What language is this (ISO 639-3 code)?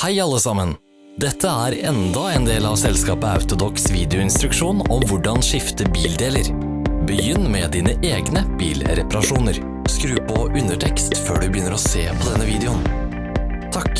nor